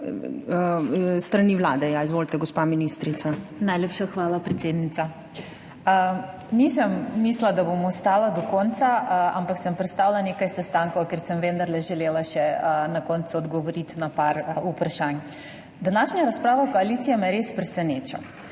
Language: Slovenian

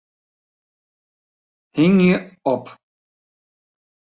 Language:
Western Frisian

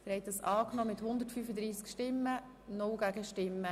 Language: Swiss German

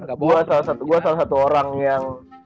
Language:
Indonesian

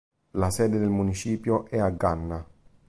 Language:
Italian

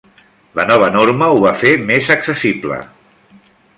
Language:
Catalan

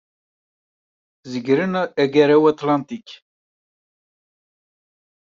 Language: Kabyle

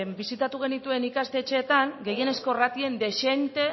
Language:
Basque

